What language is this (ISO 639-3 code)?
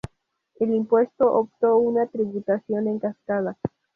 spa